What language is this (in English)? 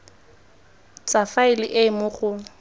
Tswana